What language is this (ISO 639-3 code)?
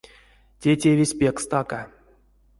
myv